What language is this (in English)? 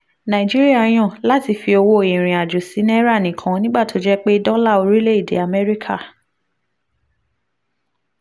Yoruba